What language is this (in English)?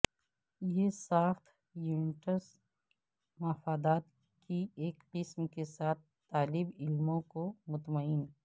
Urdu